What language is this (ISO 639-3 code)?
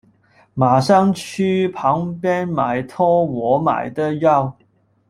zho